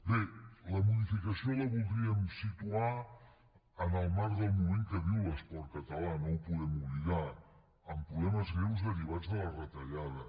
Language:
Catalan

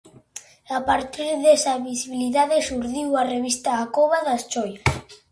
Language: Galician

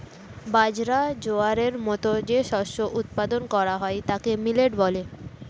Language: Bangla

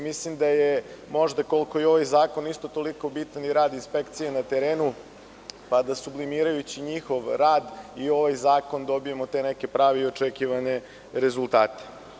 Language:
Serbian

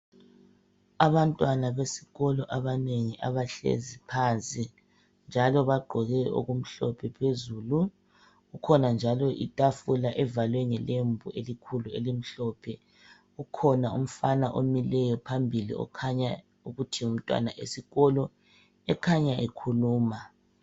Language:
North Ndebele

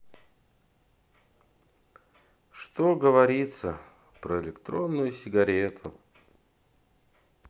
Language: Russian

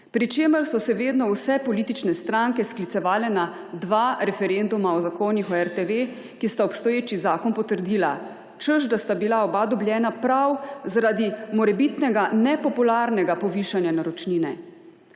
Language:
Slovenian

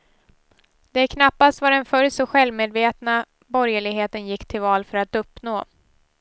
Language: Swedish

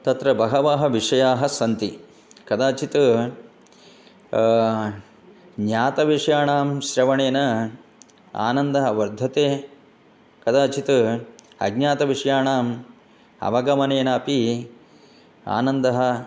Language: Sanskrit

